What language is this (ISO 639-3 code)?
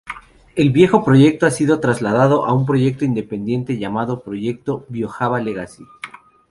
spa